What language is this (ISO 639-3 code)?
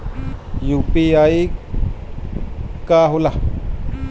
bho